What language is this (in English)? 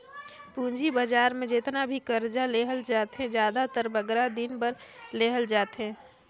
Chhattisgarhi